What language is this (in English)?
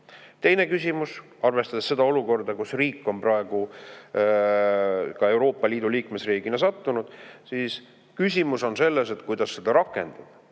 Estonian